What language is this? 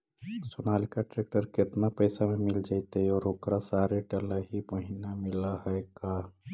Magahi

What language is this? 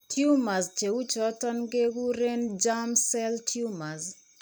Kalenjin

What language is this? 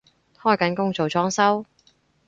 Cantonese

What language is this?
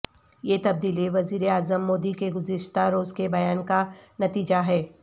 Urdu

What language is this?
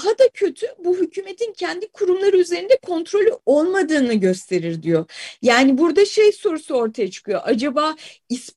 Turkish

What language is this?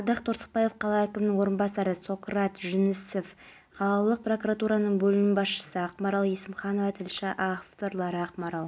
Kazakh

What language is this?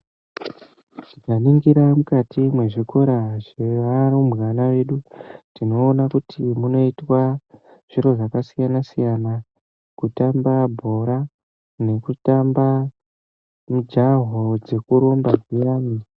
Ndau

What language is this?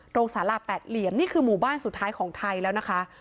Thai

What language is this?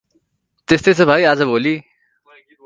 Nepali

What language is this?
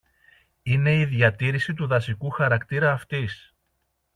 Greek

